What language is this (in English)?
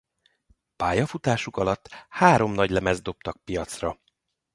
Hungarian